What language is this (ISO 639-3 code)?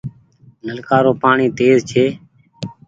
gig